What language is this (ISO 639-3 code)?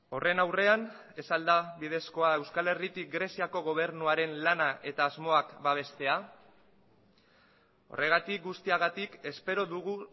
eus